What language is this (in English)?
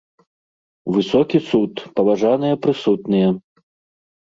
Belarusian